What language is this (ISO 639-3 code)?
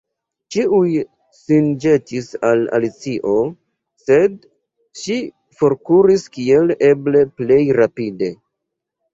epo